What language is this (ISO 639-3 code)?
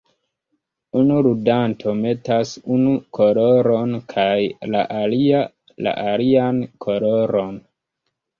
epo